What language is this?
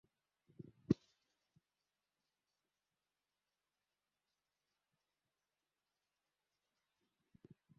Swahili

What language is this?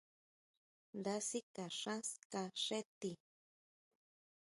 Huautla Mazatec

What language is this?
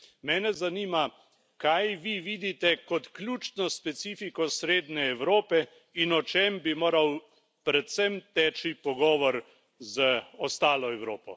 Slovenian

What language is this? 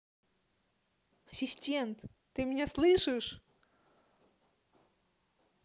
Russian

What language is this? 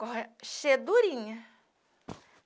Portuguese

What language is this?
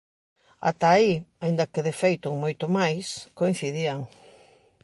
Galician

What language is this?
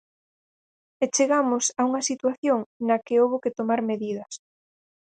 Galician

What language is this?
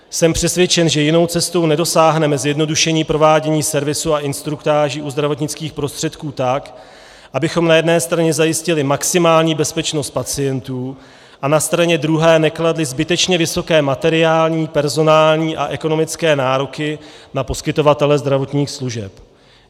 Czech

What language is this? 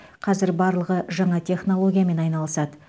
Kazakh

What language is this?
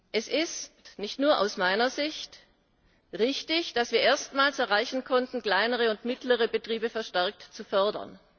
German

